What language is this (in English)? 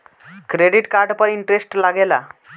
Bhojpuri